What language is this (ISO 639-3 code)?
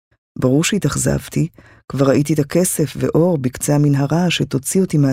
heb